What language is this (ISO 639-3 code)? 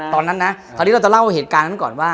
tha